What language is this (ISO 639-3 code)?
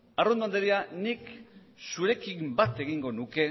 eus